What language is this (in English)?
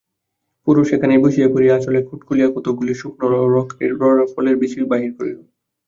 Bangla